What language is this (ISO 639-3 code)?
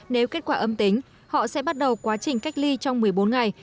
vie